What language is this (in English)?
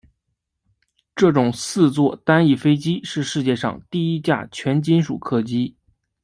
Chinese